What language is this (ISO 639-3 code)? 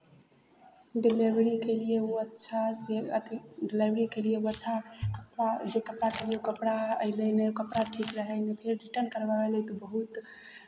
mai